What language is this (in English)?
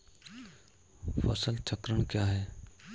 Hindi